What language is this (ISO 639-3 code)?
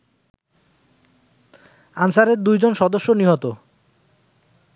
ben